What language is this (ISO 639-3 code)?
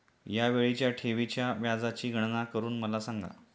mar